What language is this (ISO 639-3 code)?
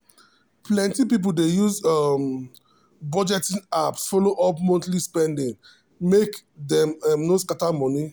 pcm